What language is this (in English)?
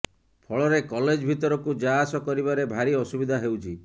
Odia